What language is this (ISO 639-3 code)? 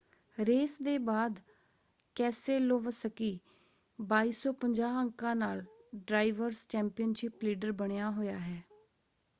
pan